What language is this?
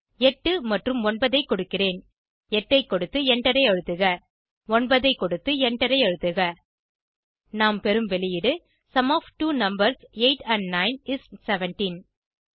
Tamil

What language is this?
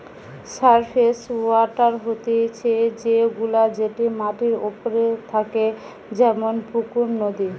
Bangla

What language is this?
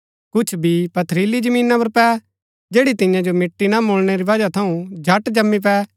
Gaddi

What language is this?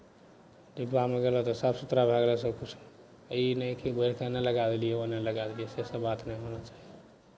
Maithili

